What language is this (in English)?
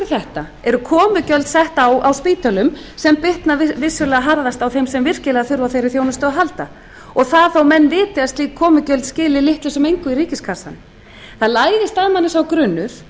Icelandic